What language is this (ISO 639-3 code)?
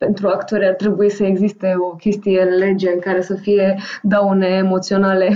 ron